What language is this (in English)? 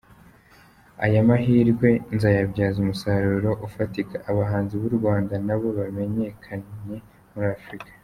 Kinyarwanda